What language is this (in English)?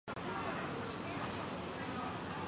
Chinese